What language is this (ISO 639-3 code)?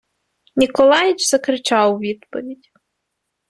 ukr